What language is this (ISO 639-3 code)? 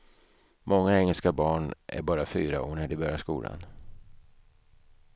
swe